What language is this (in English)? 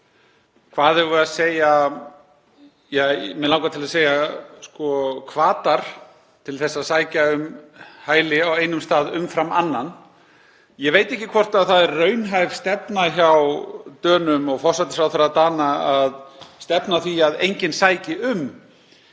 Icelandic